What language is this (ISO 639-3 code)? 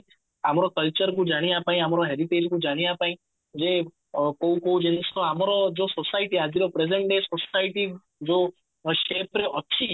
ori